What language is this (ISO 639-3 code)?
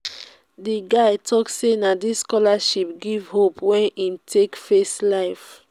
pcm